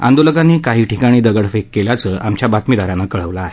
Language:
Marathi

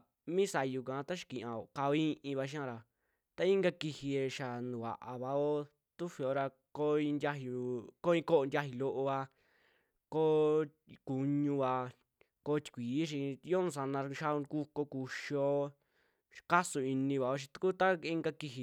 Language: Western Juxtlahuaca Mixtec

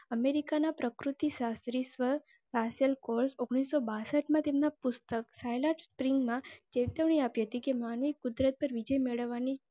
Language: Gujarati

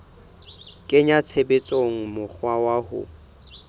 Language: Southern Sotho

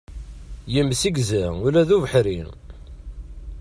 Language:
Kabyle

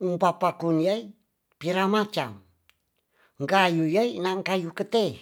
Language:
Tonsea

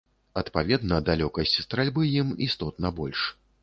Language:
Belarusian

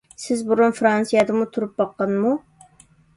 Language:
Uyghur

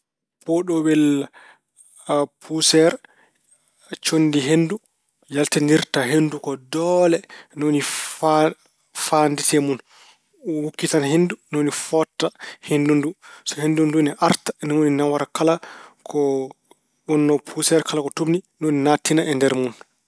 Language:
Fula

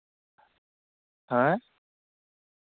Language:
Santali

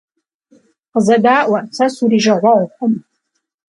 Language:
Kabardian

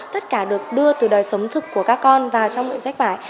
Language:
Vietnamese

